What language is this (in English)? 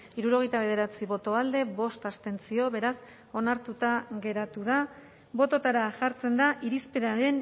Basque